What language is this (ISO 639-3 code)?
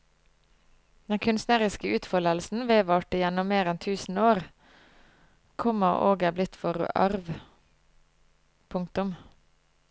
nor